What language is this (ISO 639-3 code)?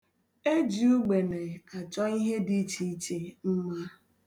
ibo